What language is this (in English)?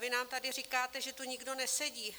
Czech